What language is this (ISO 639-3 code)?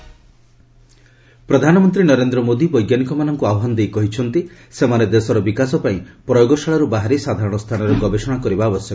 ori